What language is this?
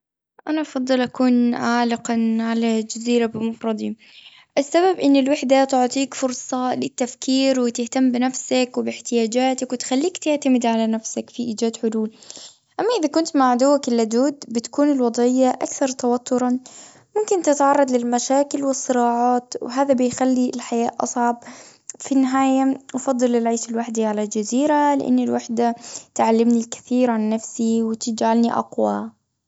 Gulf Arabic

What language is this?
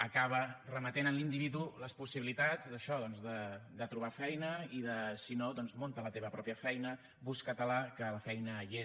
Catalan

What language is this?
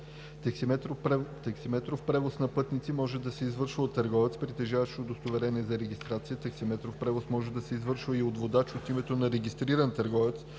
Bulgarian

